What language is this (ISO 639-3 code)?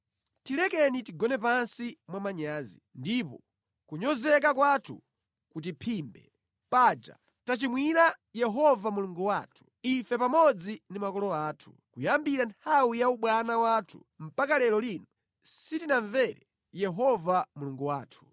nya